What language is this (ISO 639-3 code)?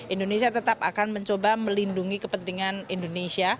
ind